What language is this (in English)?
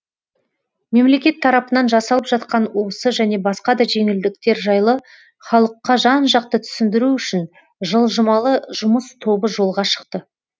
Kazakh